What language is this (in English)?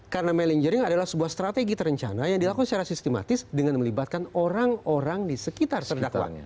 Indonesian